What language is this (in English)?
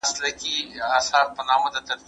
Pashto